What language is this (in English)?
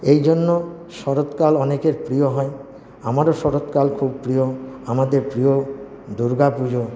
Bangla